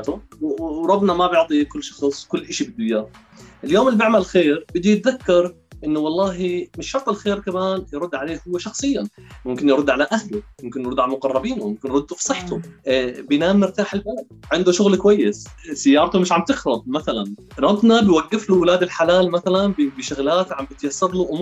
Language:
Arabic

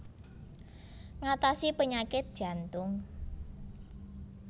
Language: Javanese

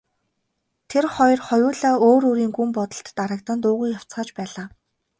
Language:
Mongolian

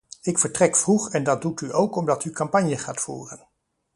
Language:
Dutch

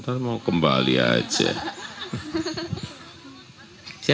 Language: Indonesian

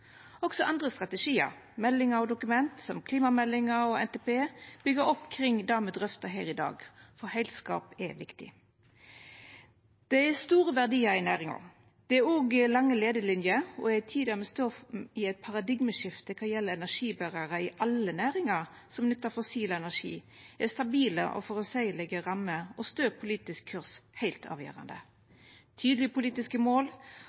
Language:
Norwegian Nynorsk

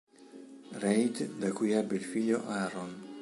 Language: Italian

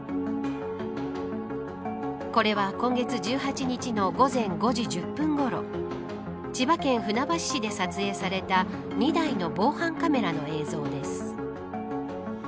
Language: Japanese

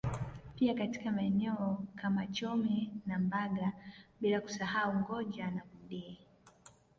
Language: Swahili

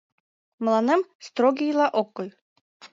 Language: Mari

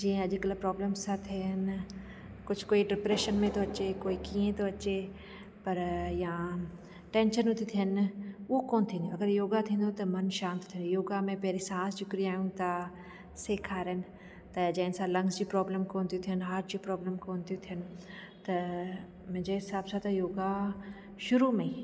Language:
Sindhi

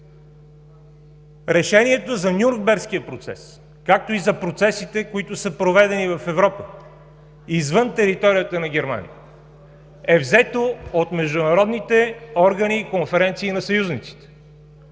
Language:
Bulgarian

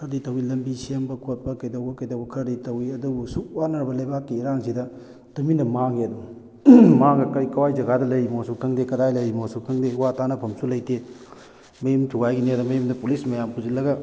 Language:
Manipuri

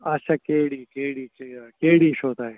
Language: Kashmiri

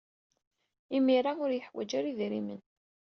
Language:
Kabyle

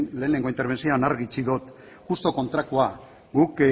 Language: Basque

